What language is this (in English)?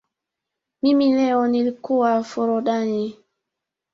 Swahili